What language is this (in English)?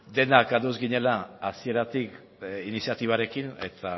Basque